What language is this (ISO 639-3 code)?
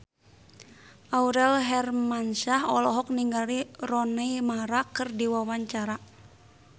sun